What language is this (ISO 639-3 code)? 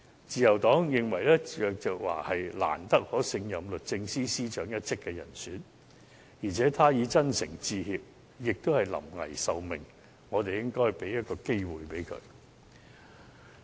yue